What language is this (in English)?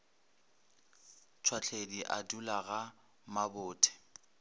Northern Sotho